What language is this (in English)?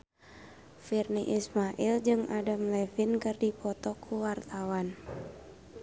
Sundanese